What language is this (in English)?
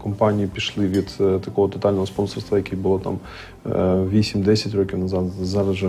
Ukrainian